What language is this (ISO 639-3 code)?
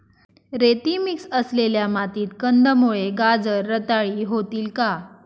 mar